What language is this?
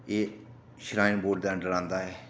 Dogri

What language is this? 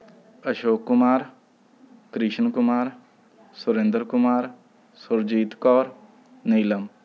Punjabi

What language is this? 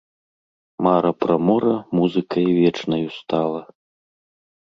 Belarusian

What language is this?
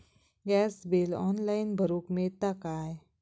Marathi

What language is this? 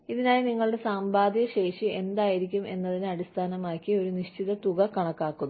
Malayalam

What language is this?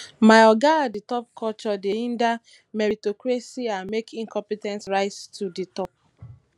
Nigerian Pidgin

